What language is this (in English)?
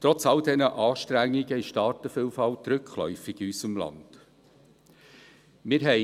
Swiss German